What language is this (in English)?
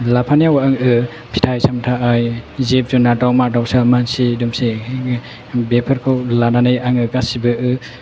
Bodo